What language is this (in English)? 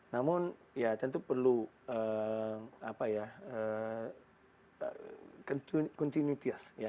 Indonesian